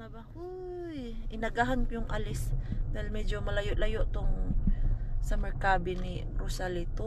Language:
Filipino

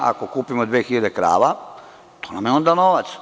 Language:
Serbian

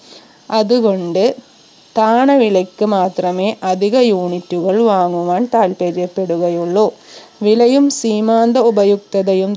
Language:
Malayalam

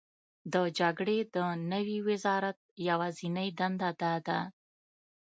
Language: Pashto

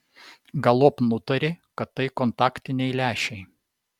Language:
Lithuanian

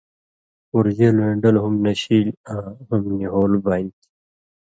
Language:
Indus Kohistani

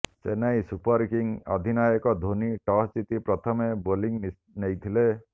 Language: Odia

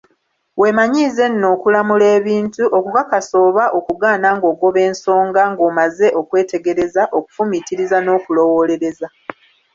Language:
Ganda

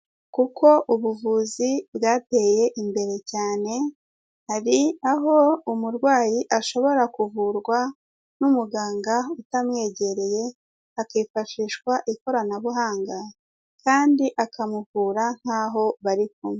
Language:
Kinyarwanda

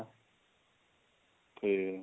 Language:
Punjabi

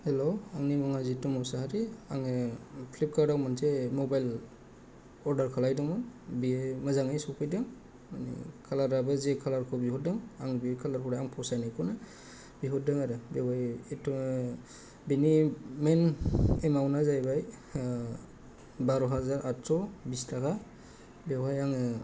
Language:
Bodo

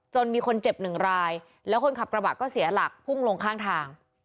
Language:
Thai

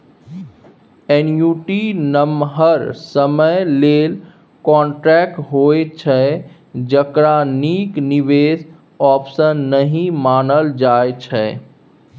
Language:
Maithili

